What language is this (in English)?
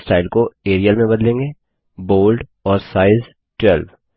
Hindi